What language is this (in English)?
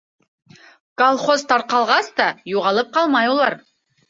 Bashkir